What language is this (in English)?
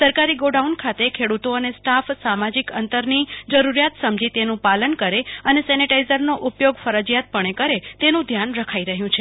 Gujarati